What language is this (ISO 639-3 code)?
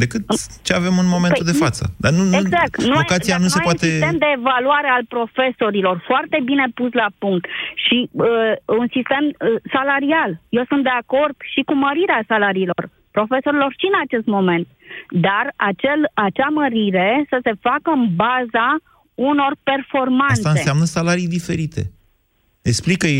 ron